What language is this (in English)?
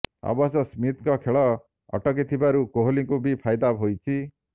Odia